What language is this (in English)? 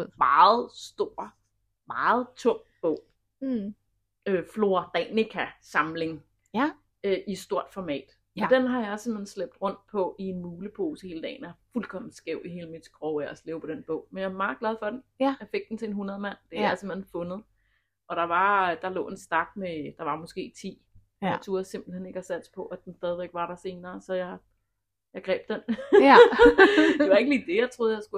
Danish